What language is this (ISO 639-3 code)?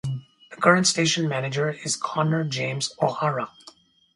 eng